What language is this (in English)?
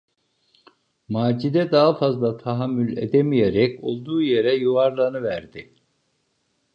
Turkish